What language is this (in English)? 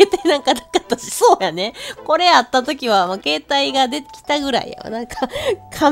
Japanese